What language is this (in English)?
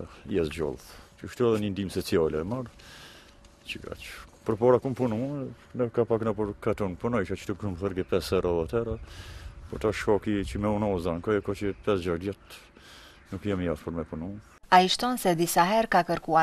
Romanian